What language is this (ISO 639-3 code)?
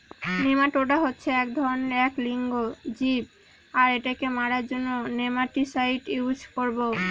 ben